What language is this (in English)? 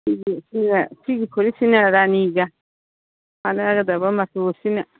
Manipuri